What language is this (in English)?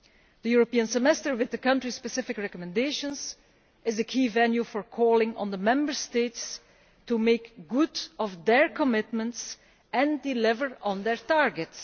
English